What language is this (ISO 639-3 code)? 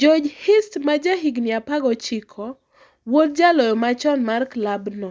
luo